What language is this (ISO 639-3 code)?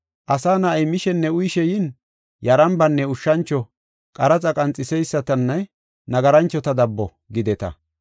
gof